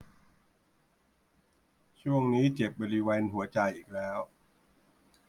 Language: Thai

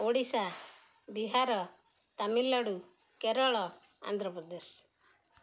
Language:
Odia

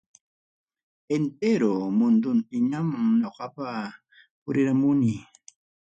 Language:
Ayacucho Quechua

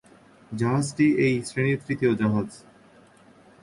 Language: Bangla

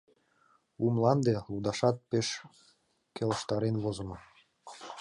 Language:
Mari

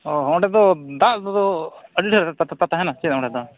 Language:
Santali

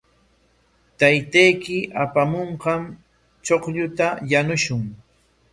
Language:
Corongo Ancash Quechua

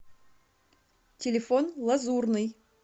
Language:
Russian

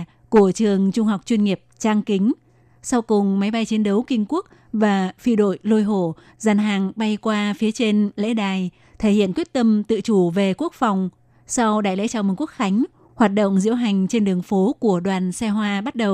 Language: Vietnamese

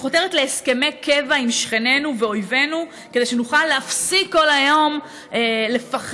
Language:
Hebrew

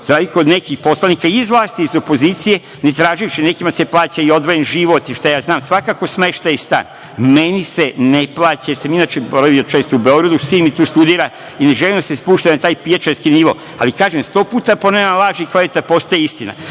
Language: Serbian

